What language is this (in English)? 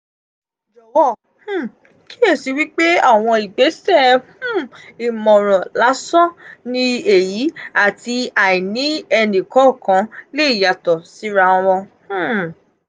Yoruba